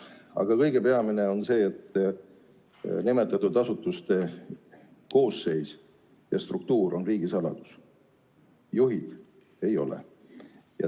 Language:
Estonian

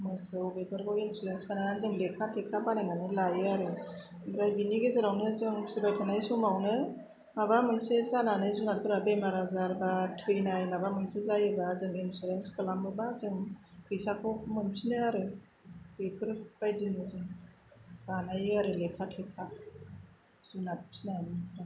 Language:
Bodo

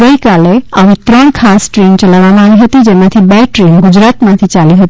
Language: Gujarati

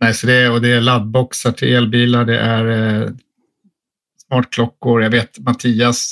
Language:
Swedish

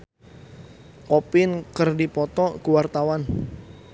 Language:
Sundanese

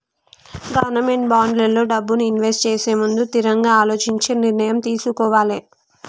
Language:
Telugu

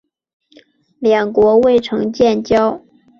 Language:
Chinese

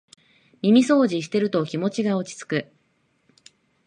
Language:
Japanese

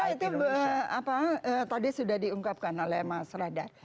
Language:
Indonesian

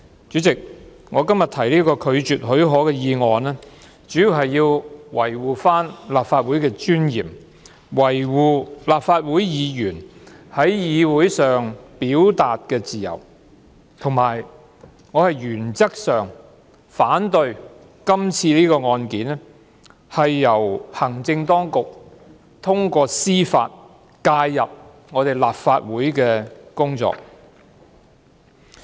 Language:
Cantonese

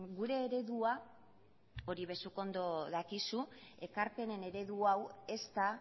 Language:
Basque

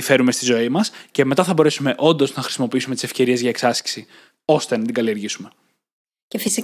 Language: Greek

